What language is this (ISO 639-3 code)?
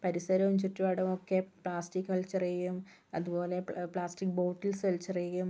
mal